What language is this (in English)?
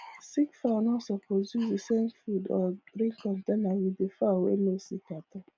Nigerian Pidgin